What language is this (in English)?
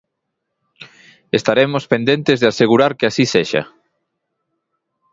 Galician